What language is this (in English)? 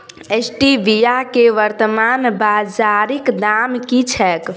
Maithili